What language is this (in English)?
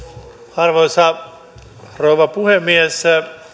Finnish